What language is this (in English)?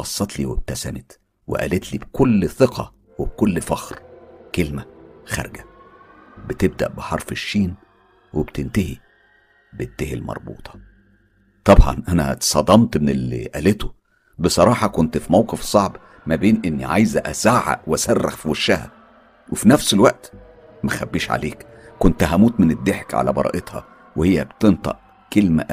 Arabic